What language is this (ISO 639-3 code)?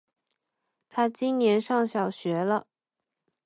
zho